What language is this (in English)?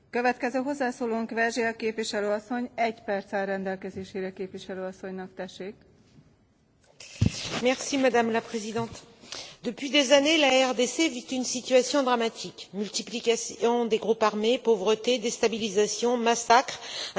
French